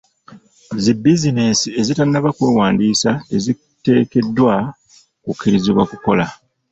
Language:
Ganda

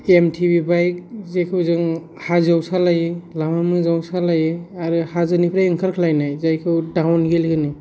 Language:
Bodo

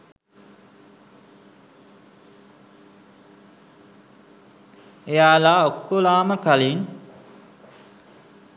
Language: Sinhala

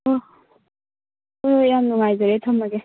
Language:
Manipuri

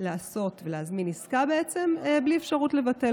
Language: Hebrew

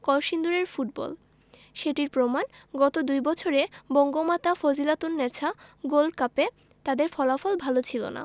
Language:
Bangla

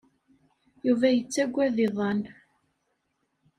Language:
Kabyle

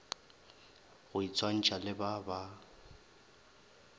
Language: Northern Sotho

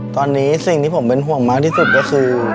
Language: Thai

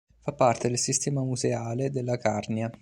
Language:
Italian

